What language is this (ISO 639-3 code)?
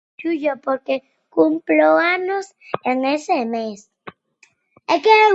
glg